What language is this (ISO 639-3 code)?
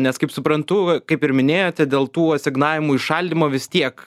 lit